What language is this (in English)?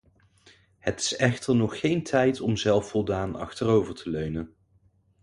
Dutch